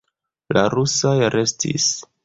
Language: Esperanto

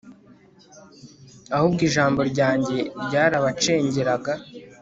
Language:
Kinyarwanda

